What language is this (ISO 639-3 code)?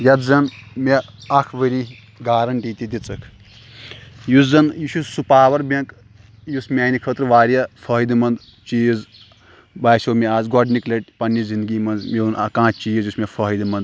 kas